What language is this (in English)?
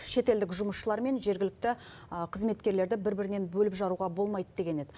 Kazakh